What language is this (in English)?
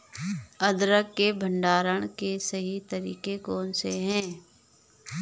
Hindi